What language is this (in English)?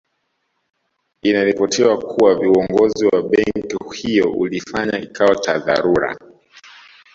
Swahili